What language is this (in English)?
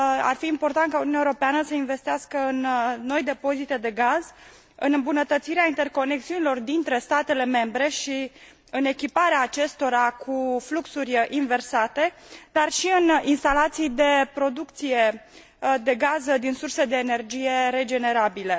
Romanian